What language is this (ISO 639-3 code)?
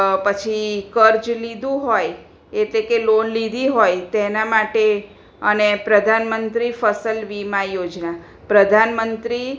guj